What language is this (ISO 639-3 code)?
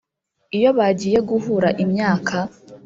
kin